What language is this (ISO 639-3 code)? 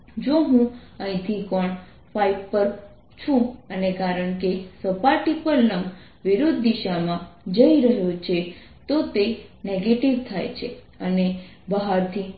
guj